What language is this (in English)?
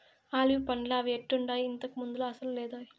Telugu